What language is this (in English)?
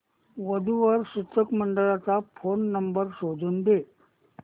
Marathi